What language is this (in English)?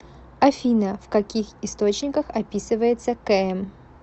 Russian